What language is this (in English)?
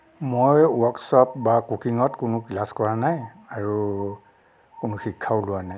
Assamese